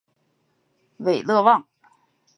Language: Chinese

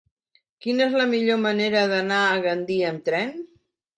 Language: Catalan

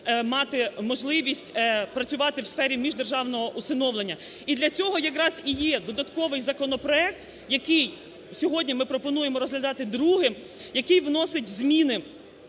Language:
Ukrainian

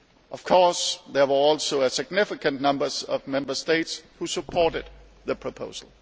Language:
English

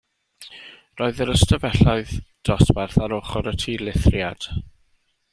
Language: Welsh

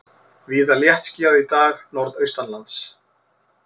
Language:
Icelandic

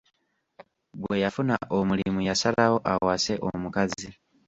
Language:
Ganda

